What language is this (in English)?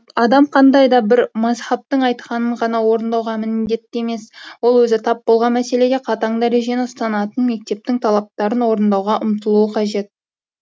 Kazakh